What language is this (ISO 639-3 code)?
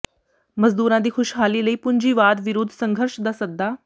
pan